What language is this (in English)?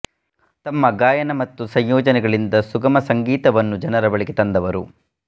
Kannada